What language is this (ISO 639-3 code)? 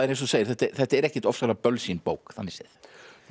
isl